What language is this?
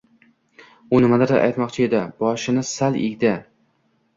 Uzbek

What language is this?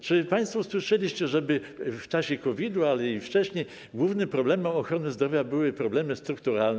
Polish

